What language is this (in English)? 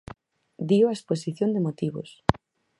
Galician